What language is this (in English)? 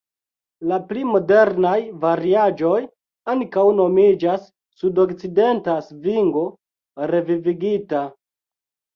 Esperanto